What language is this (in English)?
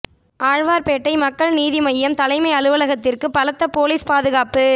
Tamil